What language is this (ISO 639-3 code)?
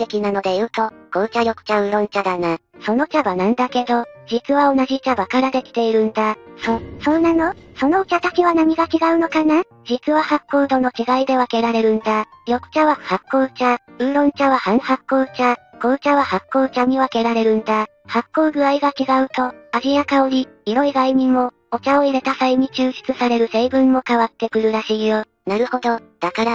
jpn